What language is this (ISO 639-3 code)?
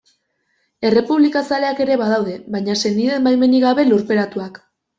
eus